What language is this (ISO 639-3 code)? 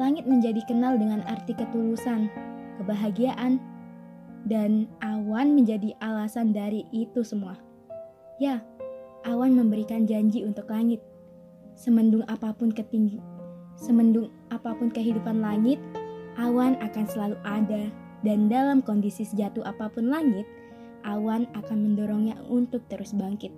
ind